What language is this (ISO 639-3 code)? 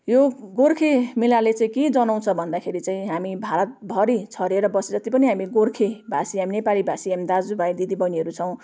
nep